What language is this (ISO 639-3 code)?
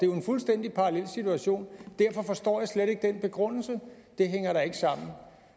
dan